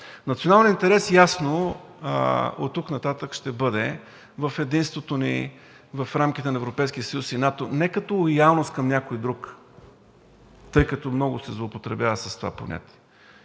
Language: Bulgarian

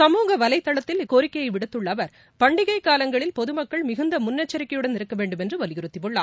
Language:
Tamil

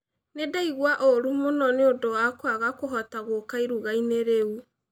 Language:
Kikuyu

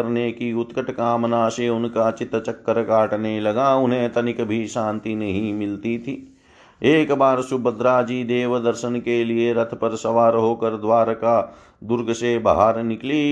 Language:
Hindi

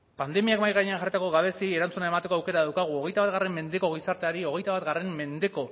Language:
Basque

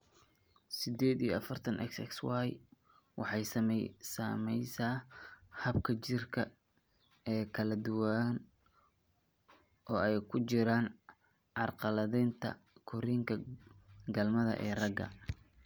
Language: Somali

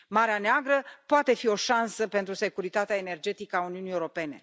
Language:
Romanian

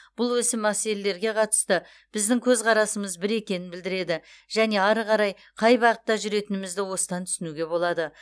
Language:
Kazakh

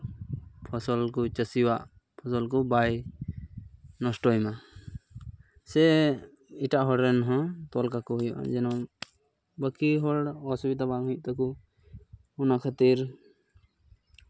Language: Santali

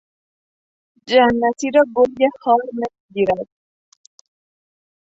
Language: Persian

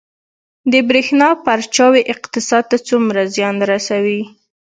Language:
Pashto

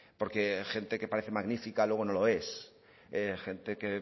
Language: Spanish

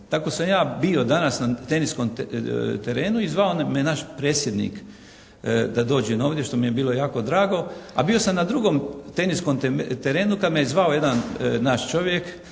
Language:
Croatian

